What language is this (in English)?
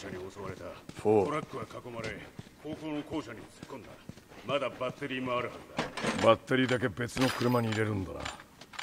Japanese